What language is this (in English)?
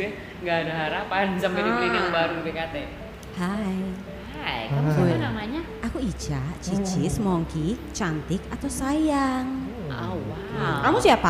Indonesian